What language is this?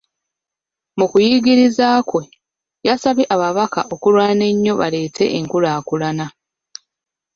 Ganda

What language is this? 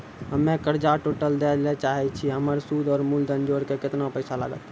Maithili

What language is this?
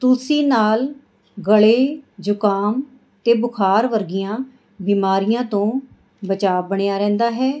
Punjabi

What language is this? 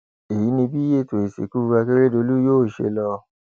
Yoruba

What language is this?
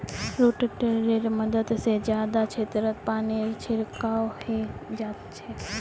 Magahi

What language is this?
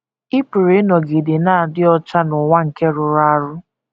Igbo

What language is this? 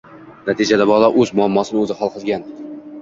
Uzbek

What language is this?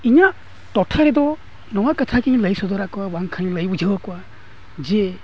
Santali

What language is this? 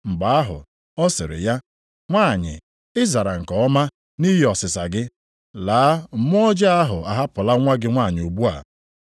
Igbo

